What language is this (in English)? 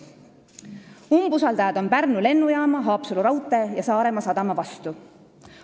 Estonian